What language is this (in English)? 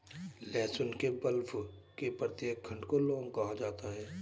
Hindi